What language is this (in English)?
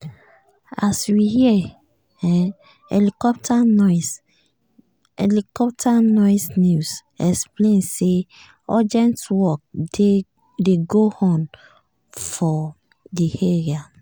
Nigerian Pidgin